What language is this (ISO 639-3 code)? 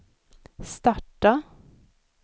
swe